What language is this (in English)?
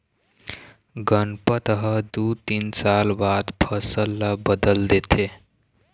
Chhattisgarhi